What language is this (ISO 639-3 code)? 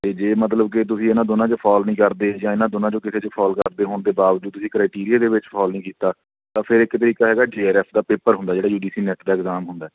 pan